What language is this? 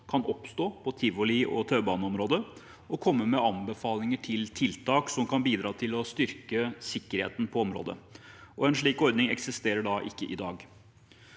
Norwegian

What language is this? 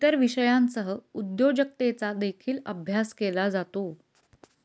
Marathi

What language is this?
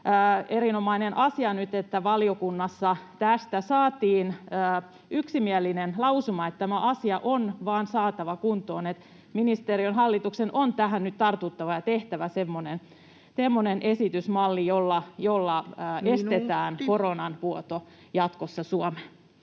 Finnish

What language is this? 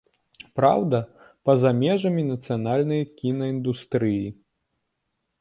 Belarusian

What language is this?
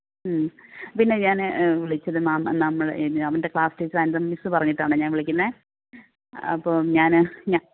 Malayalam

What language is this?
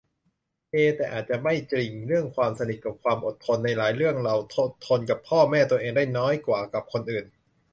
Thai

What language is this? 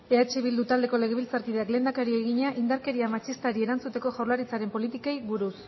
Basque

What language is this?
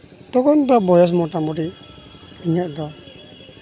Santali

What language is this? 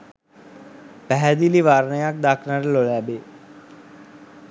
Sinhala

